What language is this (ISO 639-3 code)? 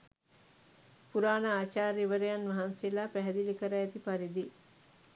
sin